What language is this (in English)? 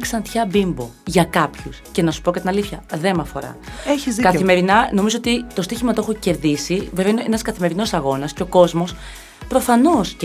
Greek